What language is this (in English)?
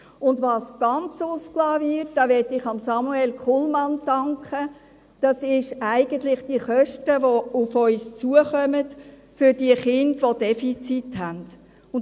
Swiss German